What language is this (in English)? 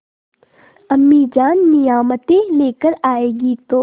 Hindi